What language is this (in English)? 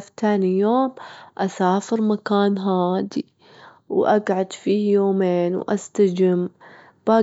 Gulf Arabic